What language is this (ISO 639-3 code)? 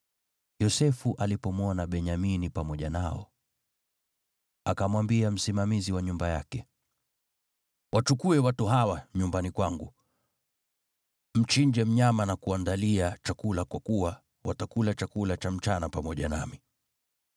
swa